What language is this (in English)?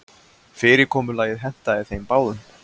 Icelandic